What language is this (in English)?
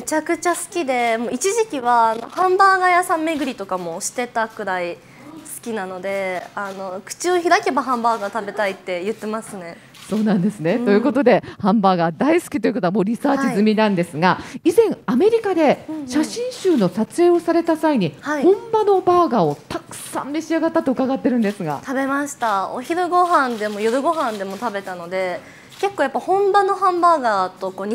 Japanese